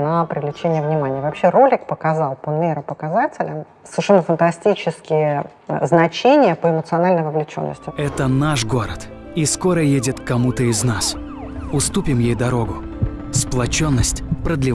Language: Russian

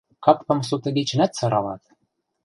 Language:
Western Mari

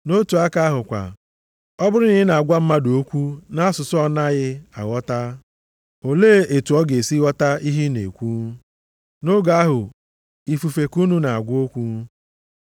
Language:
Igbo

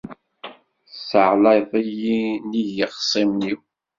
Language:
Kabyle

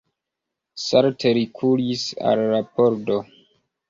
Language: Esperanto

